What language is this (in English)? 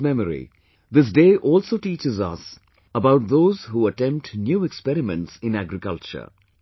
English